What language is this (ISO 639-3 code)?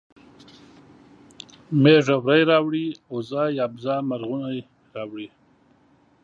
pus